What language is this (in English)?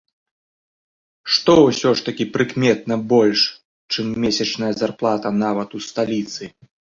Belarusian